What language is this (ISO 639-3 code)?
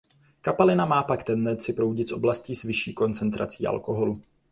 ces